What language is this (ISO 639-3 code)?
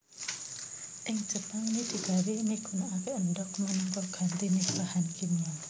jav